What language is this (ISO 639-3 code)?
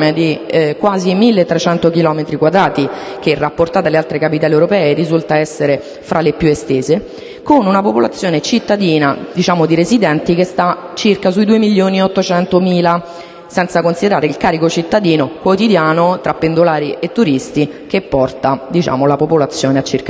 ita